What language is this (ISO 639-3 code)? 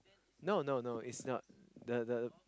eng